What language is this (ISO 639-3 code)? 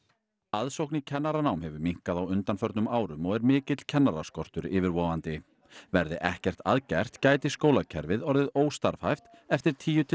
isl